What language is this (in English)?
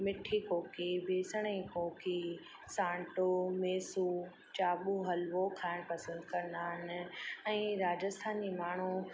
Sindhi